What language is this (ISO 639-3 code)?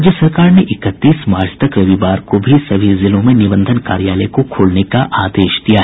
hin